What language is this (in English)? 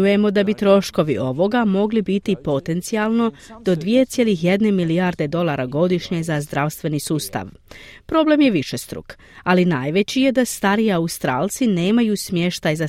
Croatian